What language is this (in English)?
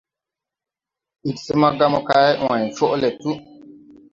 Tupuri